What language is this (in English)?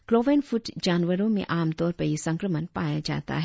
Hindi